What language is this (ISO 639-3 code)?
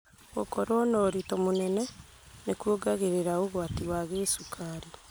kik